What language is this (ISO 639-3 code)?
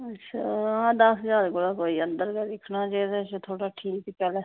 doi